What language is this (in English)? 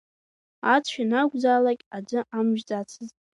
Abkhazian